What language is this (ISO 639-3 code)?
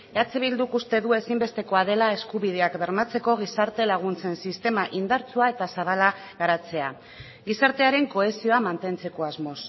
eus